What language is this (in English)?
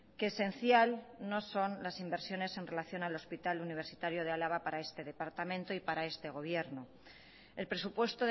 Spanish